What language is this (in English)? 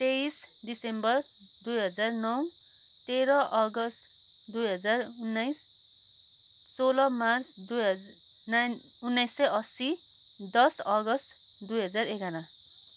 Nepali